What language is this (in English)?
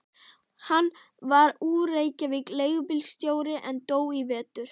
Icelandic